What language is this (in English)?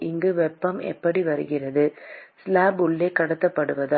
Tamil